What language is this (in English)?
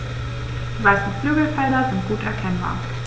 German